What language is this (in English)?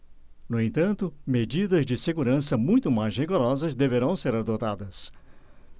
Portuguese